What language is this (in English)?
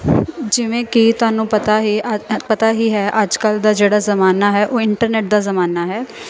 Punjabi